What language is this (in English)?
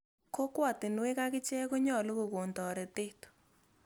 Kalenjin